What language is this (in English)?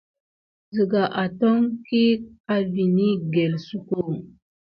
Gidar